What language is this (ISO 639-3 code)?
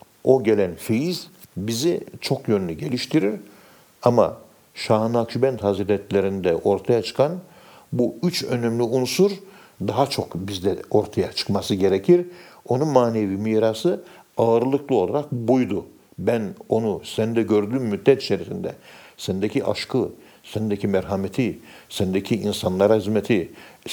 tur